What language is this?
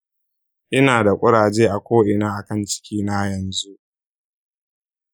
Hausa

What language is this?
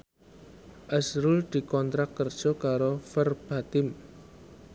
Javanese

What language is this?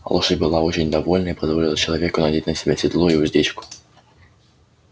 Russian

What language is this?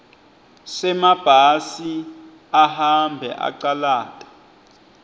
Swati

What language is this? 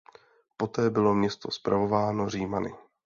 Czech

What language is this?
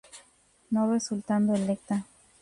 Spanish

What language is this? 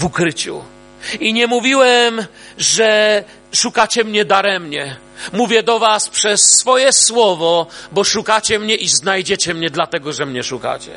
Polish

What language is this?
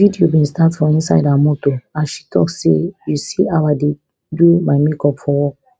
Nigerian Pidgin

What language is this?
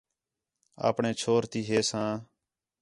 Khetrani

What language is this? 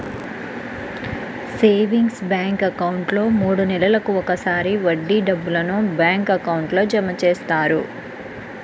Telugu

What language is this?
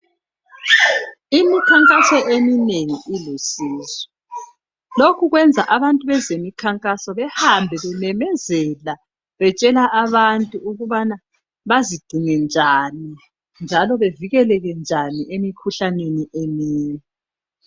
North Ndebele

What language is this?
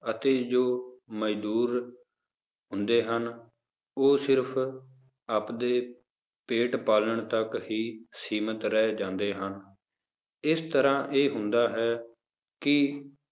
Punjabi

